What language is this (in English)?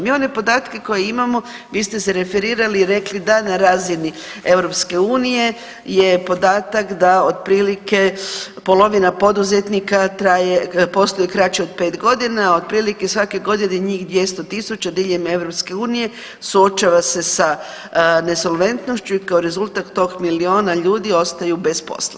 Croatian